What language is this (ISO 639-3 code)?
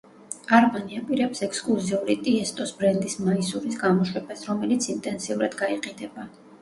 kat